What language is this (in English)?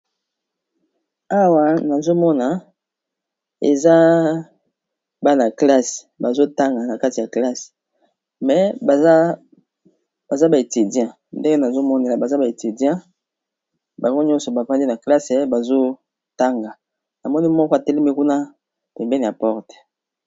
Lingala